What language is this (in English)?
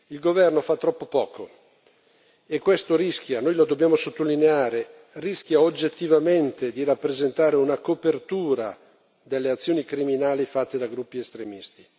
Italian